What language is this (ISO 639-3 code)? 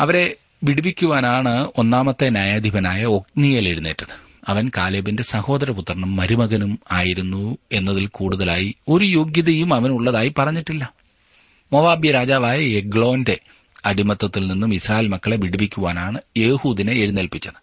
mal